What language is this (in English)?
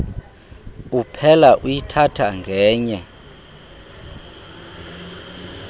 Xhosa